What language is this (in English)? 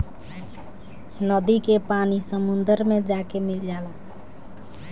Bhojpuri